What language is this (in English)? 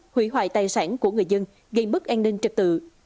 Vietnamese